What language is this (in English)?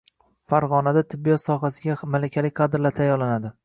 Uzbek